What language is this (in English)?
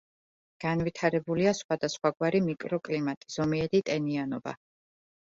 Georgian